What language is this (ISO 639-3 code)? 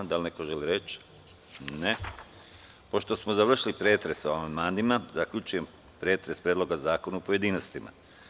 srp